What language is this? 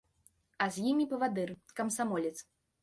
Belarusian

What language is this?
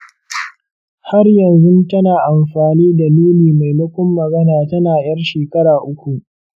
Hausa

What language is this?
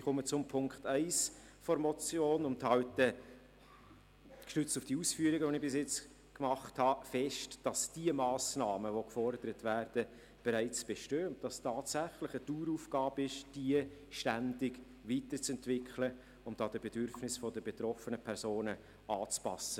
Swiss German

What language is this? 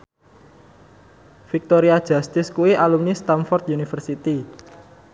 Javanese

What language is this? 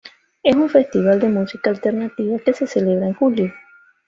Spanish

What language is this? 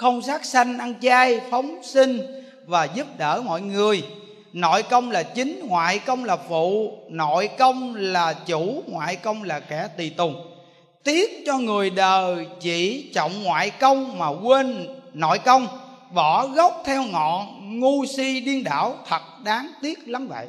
Vietnamese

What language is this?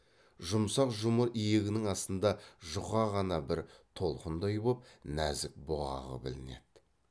Kazakh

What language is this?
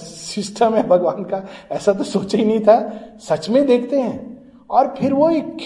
Hindi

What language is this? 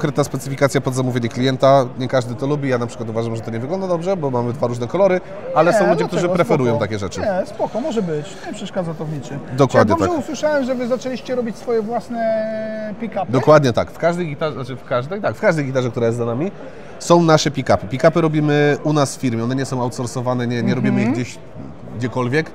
Polish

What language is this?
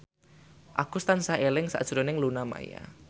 Javanese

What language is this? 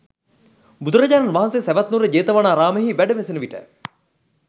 Sinhala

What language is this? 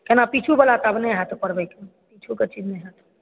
Maithili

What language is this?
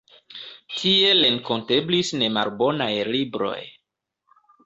Esperanto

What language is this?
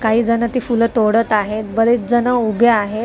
Marathi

